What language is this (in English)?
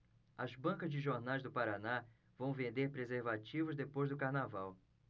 Portuguese